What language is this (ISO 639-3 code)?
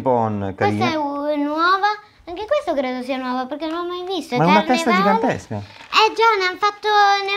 ita